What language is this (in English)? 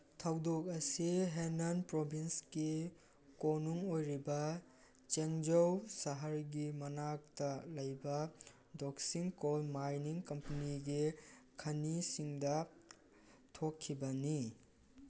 Manipuri